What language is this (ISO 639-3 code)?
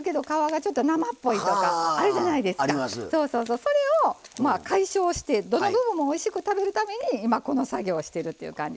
jpn